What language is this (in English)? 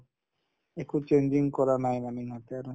Assamese